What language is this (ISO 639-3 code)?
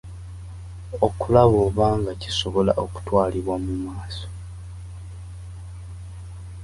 lug